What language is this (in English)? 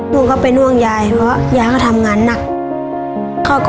Thai